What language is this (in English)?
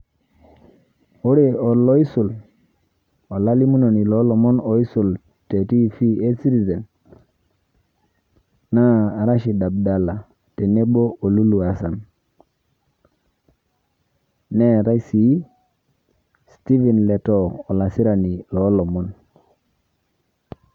Masai